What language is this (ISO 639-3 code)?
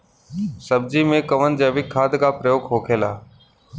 bho